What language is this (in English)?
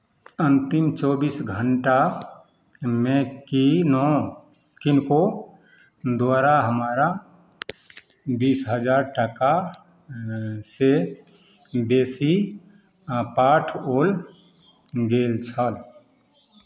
Maithili